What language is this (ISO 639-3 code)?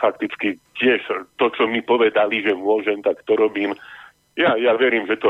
slk